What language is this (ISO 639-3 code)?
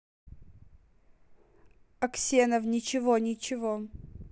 rus